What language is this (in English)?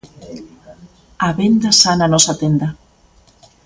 Galician